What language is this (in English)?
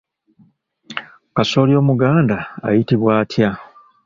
Ganda